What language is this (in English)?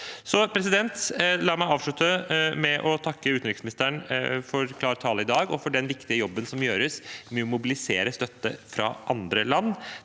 Norwegian